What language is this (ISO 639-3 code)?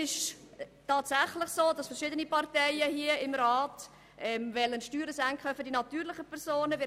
gsw